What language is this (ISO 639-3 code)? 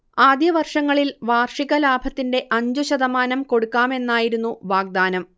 mal